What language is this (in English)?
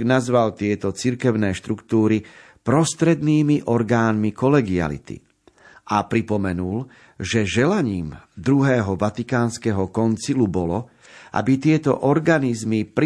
Slovak